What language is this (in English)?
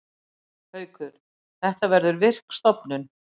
Icelandic